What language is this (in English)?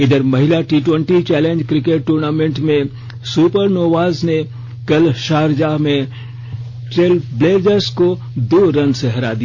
Hindi